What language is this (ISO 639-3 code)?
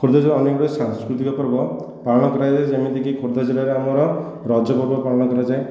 ori